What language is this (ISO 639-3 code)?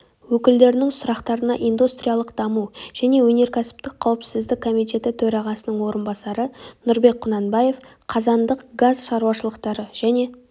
kaz